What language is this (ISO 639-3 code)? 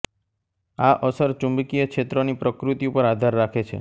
guj